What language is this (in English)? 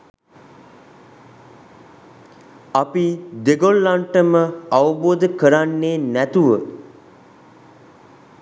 Sinhala